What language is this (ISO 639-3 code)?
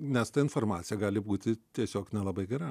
lit